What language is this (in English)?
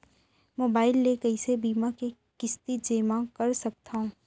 Chhattisgarhi